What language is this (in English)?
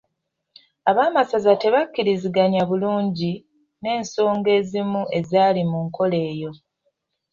Ganda